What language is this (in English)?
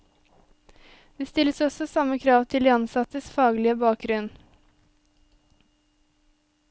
Norwegian